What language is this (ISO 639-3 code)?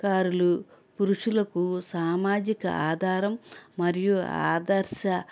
tel